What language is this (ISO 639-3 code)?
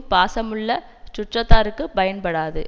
tam